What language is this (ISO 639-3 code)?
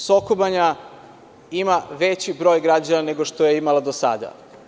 srp